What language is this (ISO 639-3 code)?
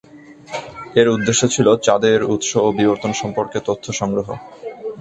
ben